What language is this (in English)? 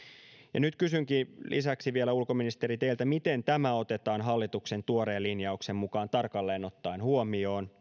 Finnish